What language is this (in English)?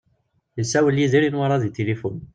Kabyle